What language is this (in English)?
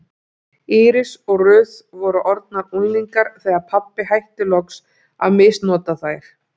Icelandic